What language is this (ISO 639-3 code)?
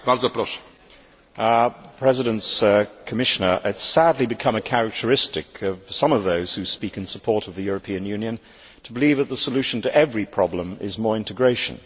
eng